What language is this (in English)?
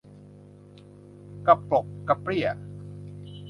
Thai